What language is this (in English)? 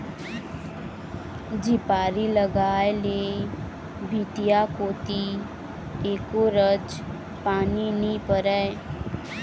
Chhattisgarhi